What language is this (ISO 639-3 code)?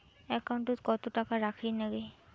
ben